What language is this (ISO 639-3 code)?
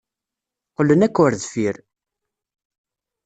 kab